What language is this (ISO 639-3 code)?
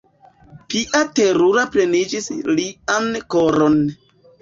epo